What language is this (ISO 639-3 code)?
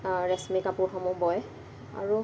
asm